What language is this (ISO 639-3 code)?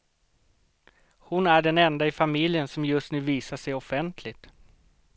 swe